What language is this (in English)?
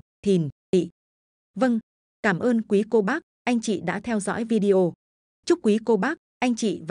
Vietnamese